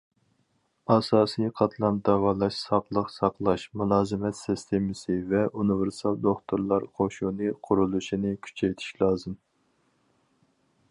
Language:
Uyghur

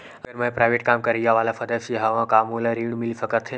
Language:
Chhattisgarhi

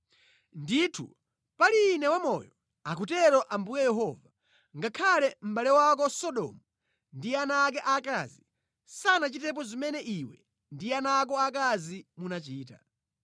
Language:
Nyanja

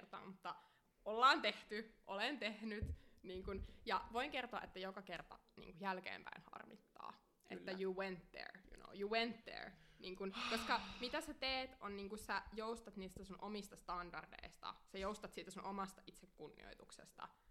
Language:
Finnish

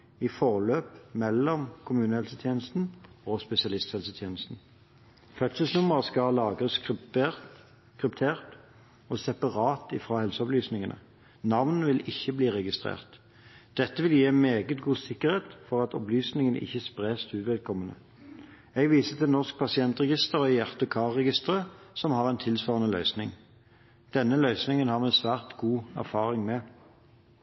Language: Norwegian Bokmål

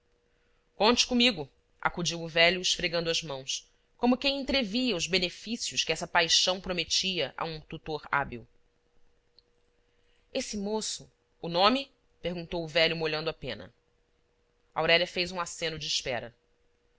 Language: Portuguese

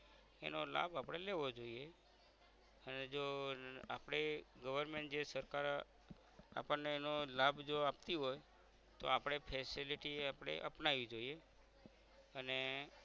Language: Gujarati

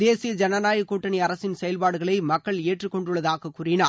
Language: Tamil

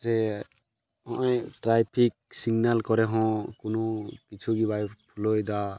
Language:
Santali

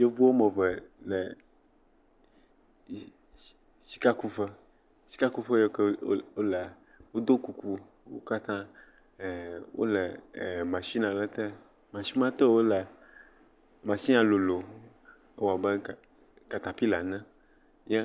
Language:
Ewe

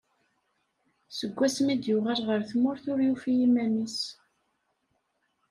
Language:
Kabyle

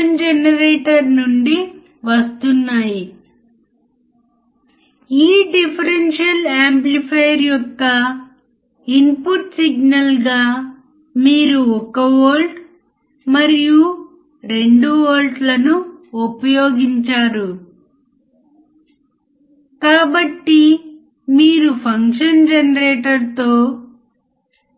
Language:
Telugu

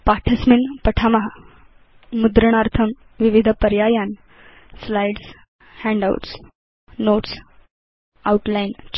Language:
Sanskrit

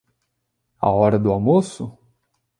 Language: Portuguese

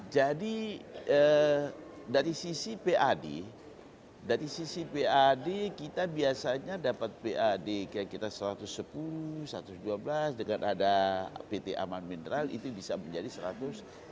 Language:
Indonesian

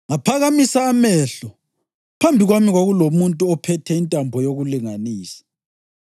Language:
North Ndebele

